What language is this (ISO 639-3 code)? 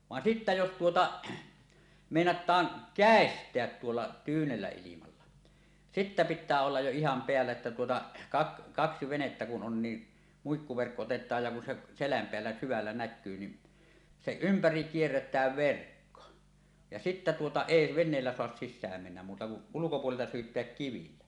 fin